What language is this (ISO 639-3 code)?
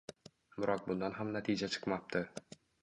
uzb